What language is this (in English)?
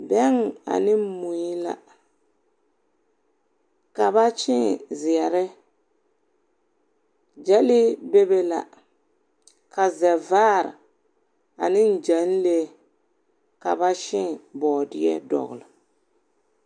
Southern Dagaare